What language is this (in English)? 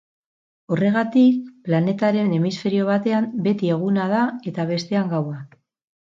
Basque